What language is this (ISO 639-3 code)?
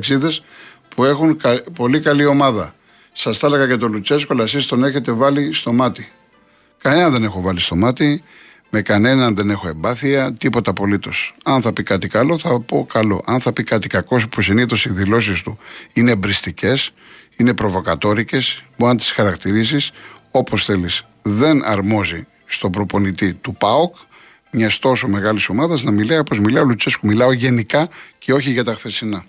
ell